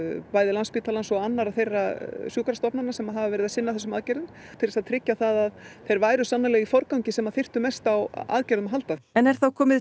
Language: Icelandic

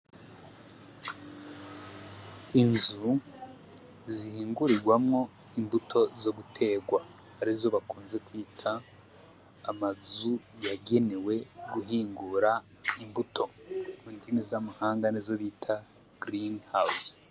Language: Rundi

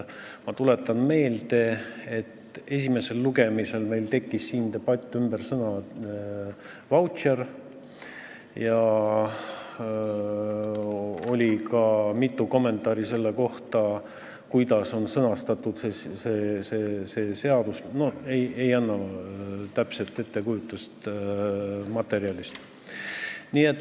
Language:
Estonian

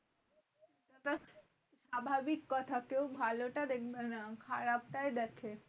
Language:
Bangla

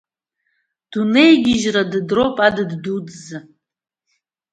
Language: Abkhazian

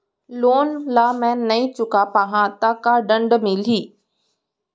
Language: Chhattisgarhi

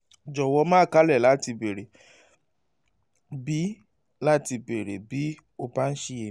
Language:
Yoruba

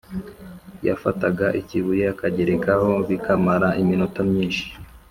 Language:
Kinyarwanda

